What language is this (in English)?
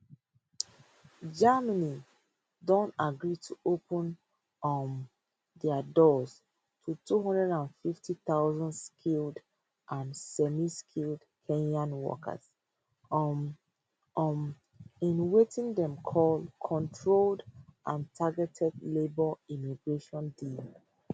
Nigerian Pidgin